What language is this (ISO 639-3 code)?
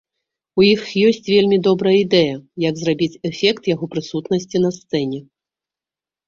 bel